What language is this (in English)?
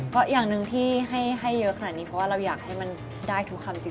Thai